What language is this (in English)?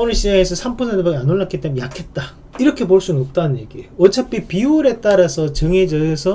Korean